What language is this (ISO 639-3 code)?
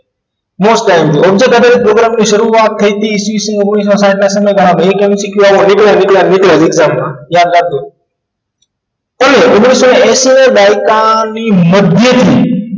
guj